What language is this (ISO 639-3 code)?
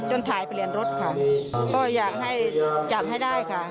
tha